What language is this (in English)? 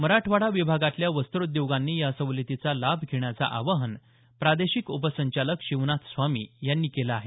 Marathi